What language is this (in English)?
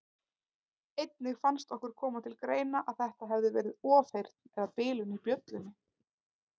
Icelandic